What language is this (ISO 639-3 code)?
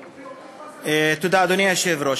heb